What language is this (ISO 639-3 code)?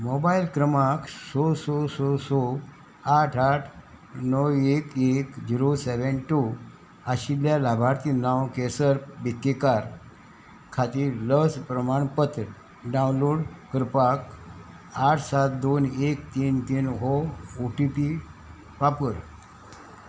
kok